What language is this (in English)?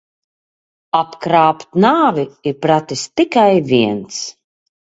Latvian